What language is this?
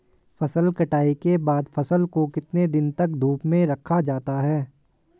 Hindi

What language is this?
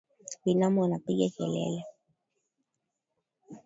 Swahili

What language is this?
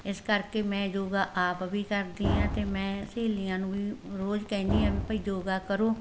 Punjabi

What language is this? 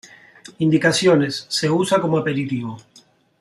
Spanish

